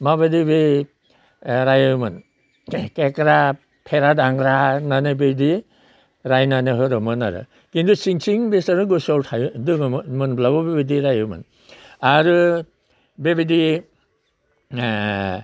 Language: Bodo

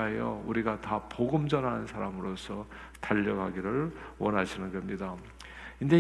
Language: Korean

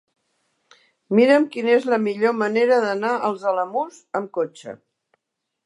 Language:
Catalan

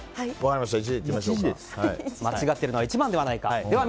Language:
Japanese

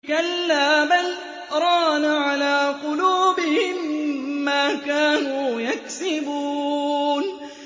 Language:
Arabic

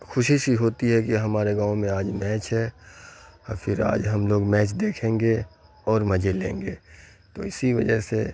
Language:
Urdu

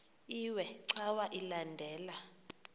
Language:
Xhosa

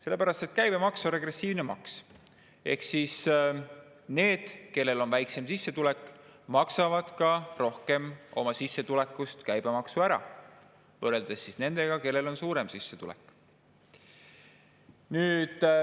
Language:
Estonian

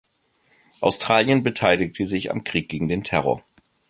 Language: German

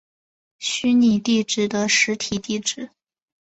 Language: Chinese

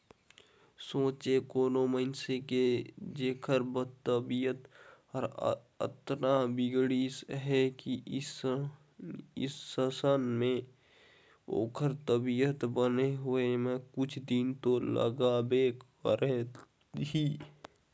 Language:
Chhattisgarhi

